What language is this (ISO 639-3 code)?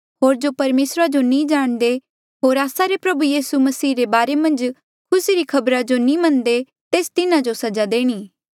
mjl